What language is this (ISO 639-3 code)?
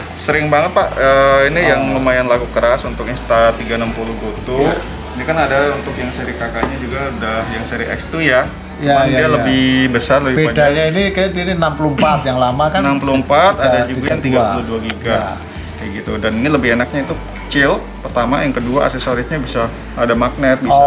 ind